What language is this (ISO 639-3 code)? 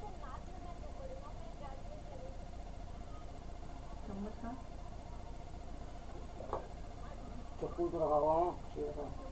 hin